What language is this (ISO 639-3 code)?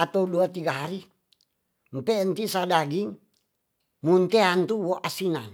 txs